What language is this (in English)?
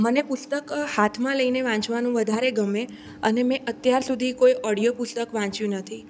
Gujarati